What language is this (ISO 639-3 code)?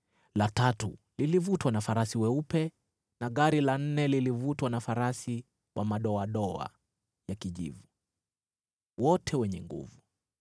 swa